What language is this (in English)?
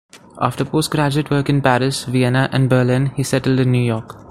English